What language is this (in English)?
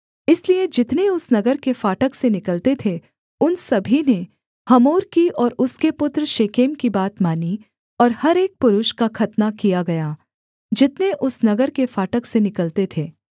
Hindi